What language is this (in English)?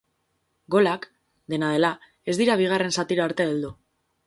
Basque